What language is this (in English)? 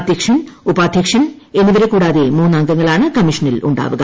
Malayalam